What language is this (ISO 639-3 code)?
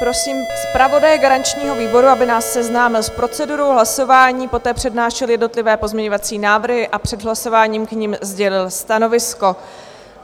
ces